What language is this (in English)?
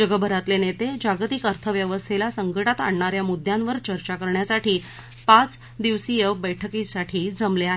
Marathi